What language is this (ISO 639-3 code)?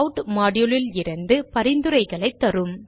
tam